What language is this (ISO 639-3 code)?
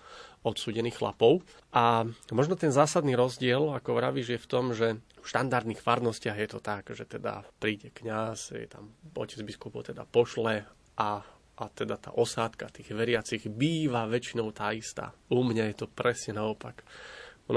slk